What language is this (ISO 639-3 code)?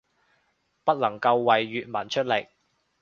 yue